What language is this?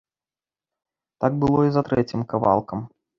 Belarusian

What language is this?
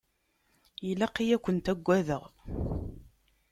Kabyle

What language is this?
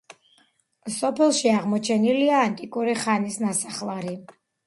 Georgian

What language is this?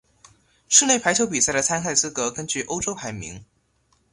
Chinese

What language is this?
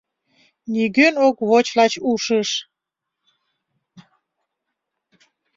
Mari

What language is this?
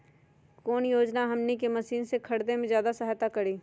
Magahi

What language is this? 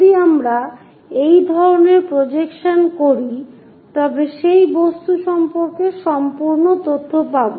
Bangla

